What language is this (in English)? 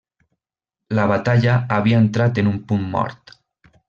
Catalan